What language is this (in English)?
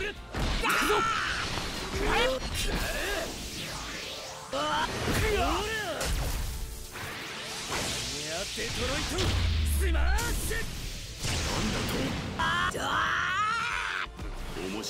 Japanese